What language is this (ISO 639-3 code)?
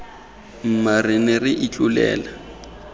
tsn